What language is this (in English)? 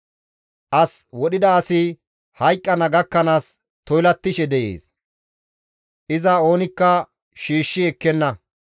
Gamo